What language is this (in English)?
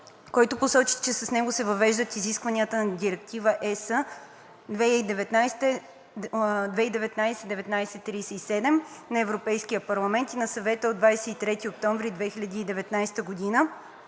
Bulgarian